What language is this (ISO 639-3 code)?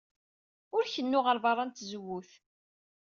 kab